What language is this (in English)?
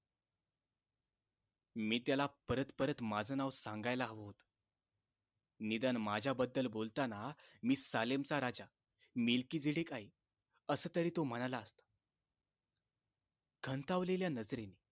Marathi